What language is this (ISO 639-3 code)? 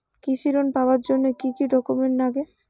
ben